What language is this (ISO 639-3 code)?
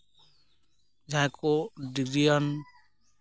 sat